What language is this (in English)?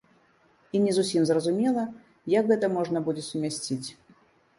Belarusian